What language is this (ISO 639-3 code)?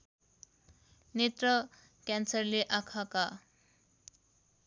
nep